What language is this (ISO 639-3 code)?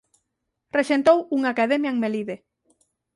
glg